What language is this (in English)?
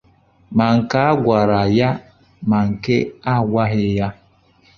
Igbo